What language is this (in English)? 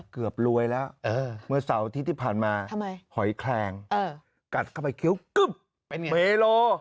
Thai